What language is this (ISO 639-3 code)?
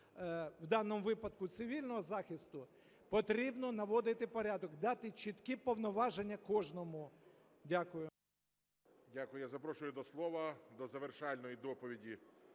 ukr